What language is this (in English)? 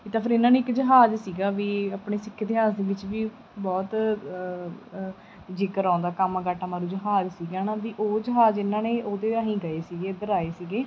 Punjabi